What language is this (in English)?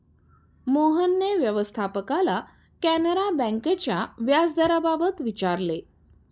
Marathi